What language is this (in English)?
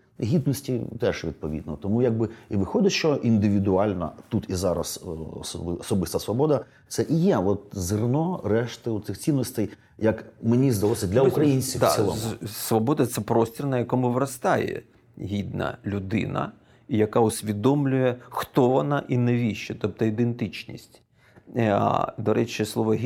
Ukrainian